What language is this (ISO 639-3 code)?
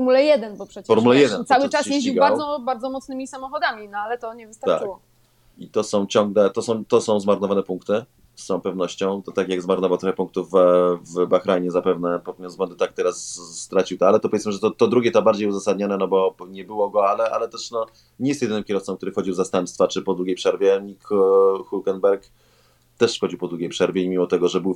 pol